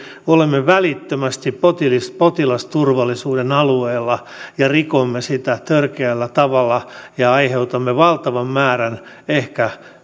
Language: Finnish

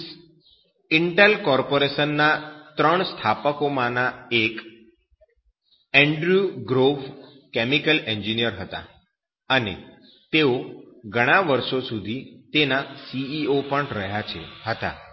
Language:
Gujarati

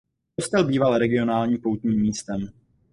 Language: Czech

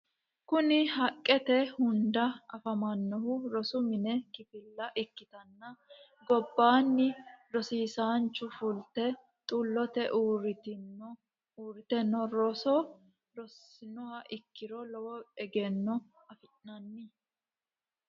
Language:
Sidamo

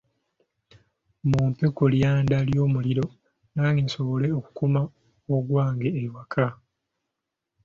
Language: Ganda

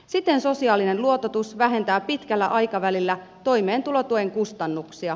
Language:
Finnish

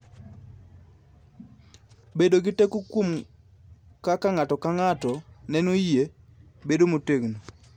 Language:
Luo (Kenya and Tanzania)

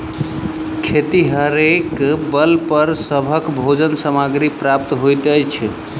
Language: Maithili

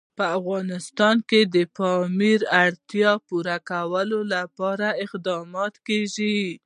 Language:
Pashto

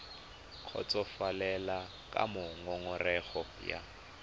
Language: Tswana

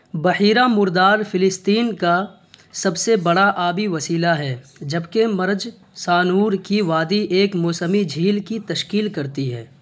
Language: Urdu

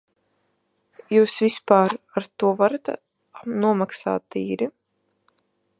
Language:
Latvian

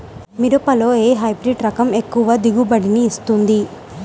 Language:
Telugu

